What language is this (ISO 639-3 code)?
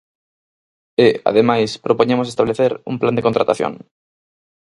glg